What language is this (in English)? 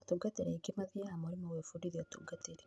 Kikuyu